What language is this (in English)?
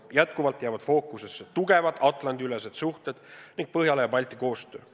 Estonian